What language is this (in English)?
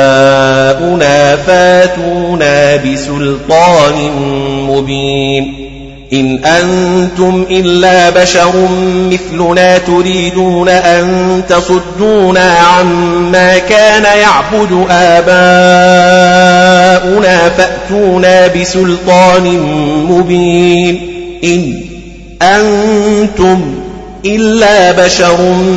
Arabic